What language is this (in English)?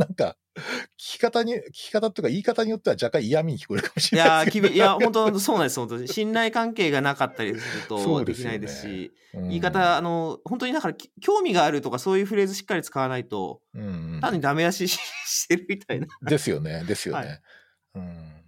Japanese